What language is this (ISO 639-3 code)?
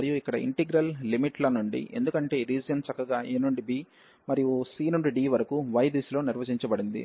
tel